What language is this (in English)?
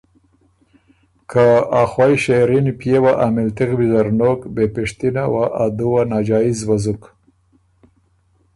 Ormuri